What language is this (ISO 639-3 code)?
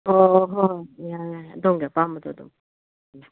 mni